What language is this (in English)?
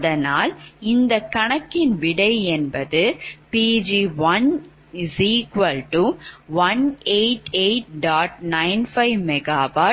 Tamil